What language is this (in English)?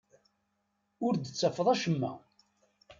Kabyle